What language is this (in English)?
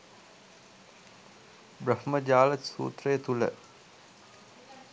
Sinhala